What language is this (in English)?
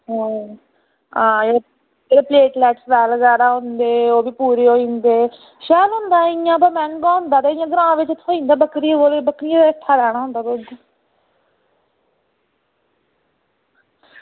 Dogri